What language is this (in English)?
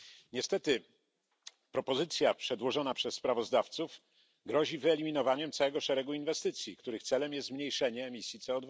Polish